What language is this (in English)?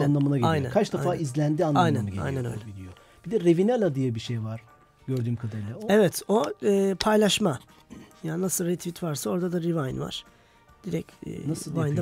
Turkish